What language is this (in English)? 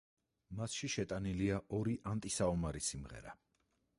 Georgian